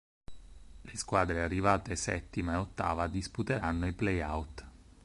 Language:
Italian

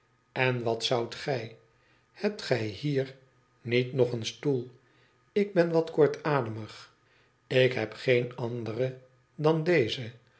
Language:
Dutch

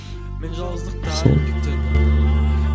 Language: Kazakh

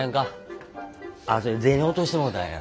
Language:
Japanese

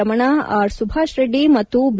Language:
Kannada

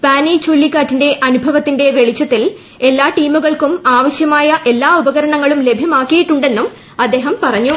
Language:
Malayalam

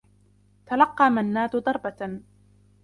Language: Arabic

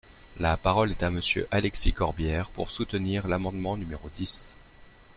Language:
French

